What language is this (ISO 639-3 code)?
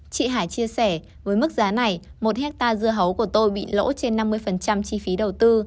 vie